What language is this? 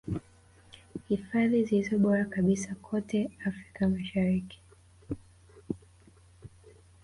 Swahili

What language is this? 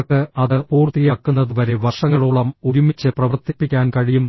Malayalam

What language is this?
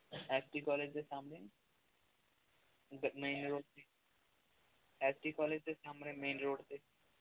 Punjabi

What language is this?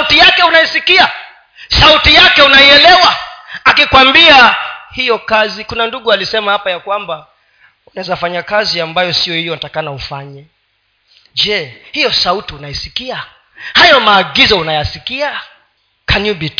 Swahili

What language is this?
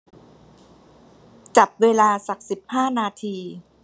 Thai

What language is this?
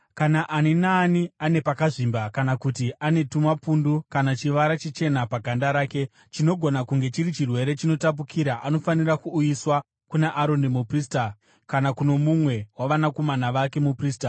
Shona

